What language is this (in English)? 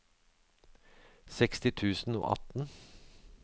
Norwegian